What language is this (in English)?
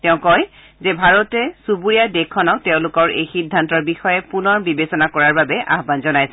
Assamese